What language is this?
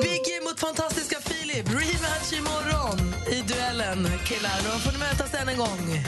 Swedish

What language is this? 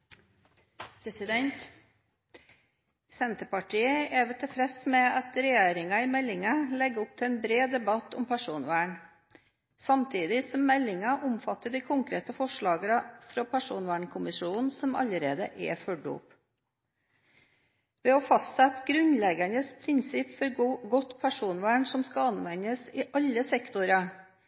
Norwegian Bokmål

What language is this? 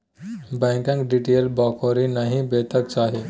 Maithili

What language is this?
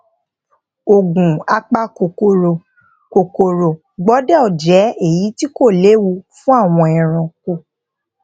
Yoruba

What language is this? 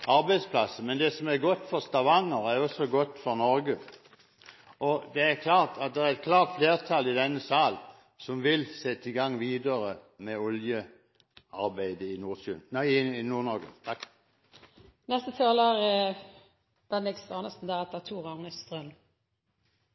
Norwegian Bokmål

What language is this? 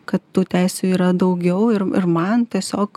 Lithuanian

